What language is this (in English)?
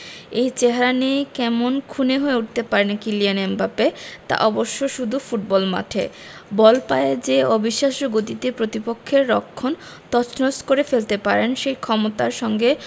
Bangla